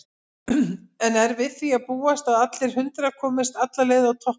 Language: Icelandic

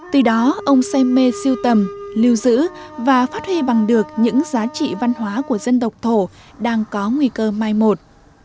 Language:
Vietnamese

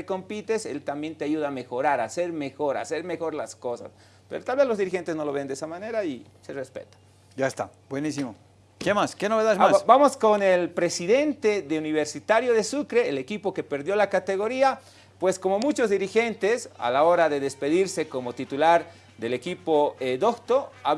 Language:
Spanish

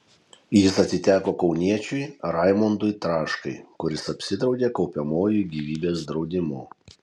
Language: Lithuanian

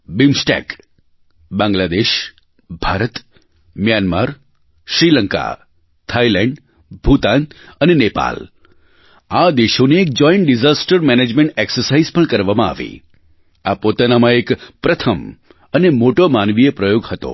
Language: Gujarati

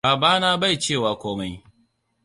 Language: Hausa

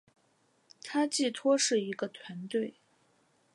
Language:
Chinese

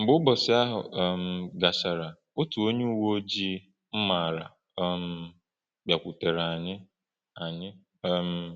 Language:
Igbo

